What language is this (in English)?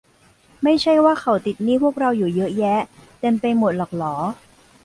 Thai